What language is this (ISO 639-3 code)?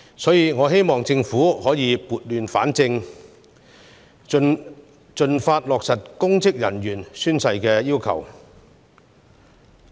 yue